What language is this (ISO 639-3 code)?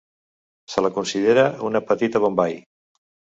cat